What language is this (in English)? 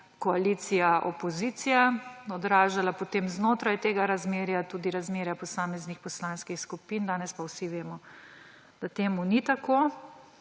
Slovenian